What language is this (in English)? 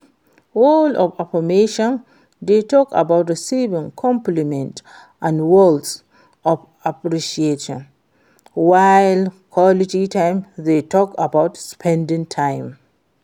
Nigerian Pidgin